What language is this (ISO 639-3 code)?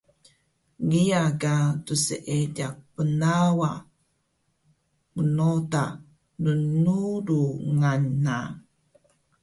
trv